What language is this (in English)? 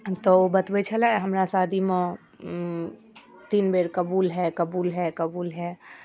Maithili